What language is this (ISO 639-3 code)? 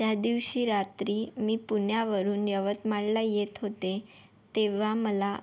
mar